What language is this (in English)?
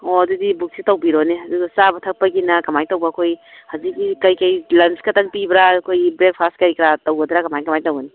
Manipuri